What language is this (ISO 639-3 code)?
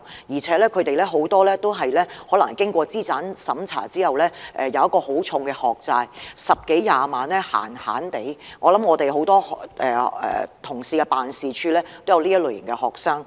yue